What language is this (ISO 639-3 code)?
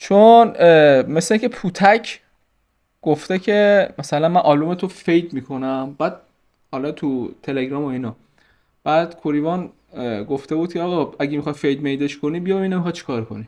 fas